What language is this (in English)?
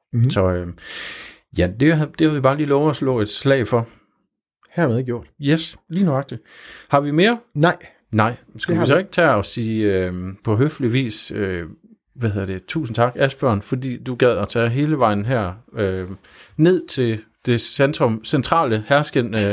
Danish